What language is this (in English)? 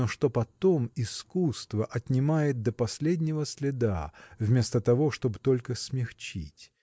Russian